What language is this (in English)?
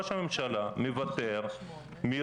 Hebrew